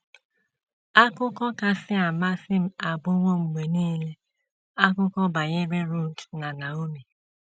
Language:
Igbo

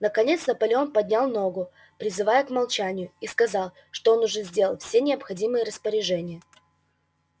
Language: Russian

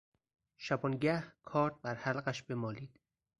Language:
Persian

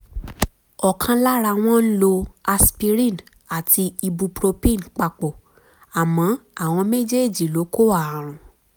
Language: Yoruba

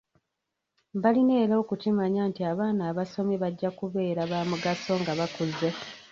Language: Ganda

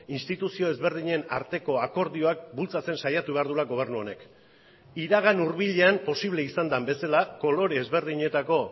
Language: Basque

